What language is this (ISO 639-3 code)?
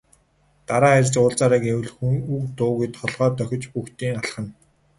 mon